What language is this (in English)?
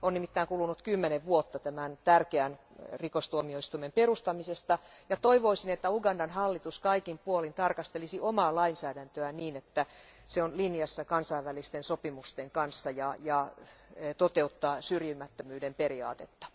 Finnish